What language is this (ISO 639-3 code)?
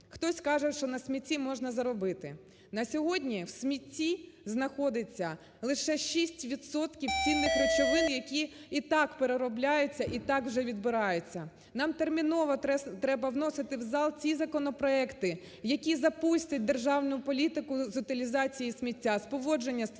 ukr